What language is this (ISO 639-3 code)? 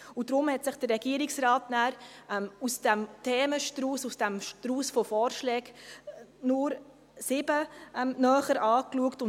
gsw